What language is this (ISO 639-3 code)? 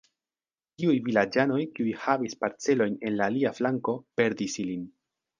epo